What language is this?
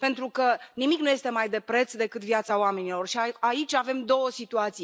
Romanian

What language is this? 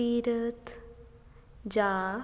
Punjabi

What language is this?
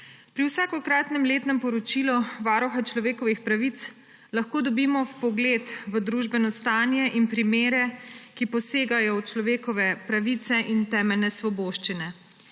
Slovenian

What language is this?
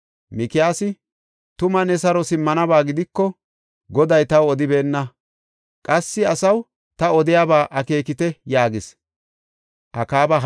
Gofa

